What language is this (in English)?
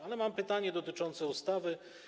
Polish